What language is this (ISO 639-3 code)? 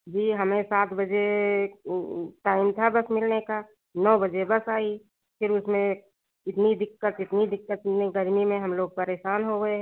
hin